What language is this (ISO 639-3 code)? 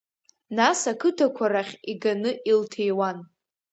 abk